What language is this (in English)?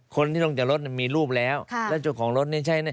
Thai